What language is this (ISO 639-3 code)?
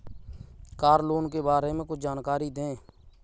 hin